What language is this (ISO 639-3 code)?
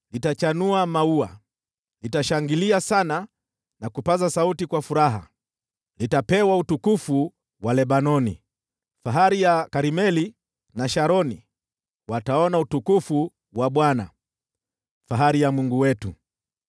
swa